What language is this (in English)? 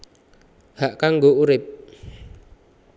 Javanese